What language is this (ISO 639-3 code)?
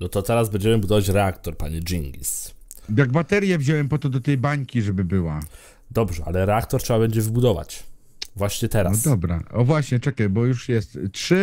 pol